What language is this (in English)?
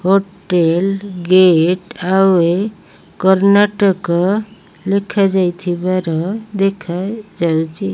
Odia